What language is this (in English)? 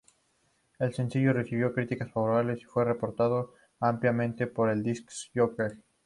Spanish